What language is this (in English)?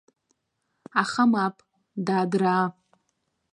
Abkhazian